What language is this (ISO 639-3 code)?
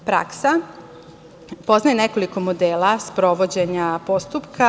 srp